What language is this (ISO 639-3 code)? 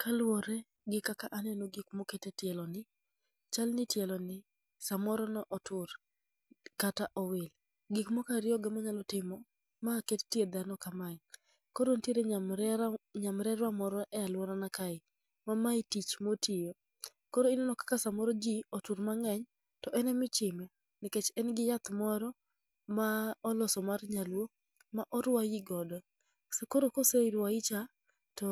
luo